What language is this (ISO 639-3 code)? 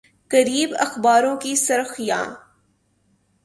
urd